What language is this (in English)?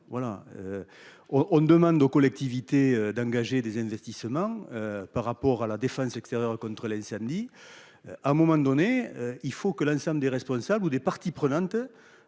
French